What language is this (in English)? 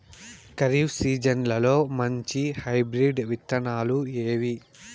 Telugu